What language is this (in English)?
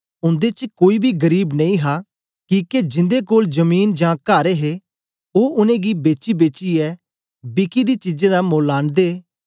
Dogri